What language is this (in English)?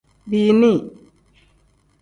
Tem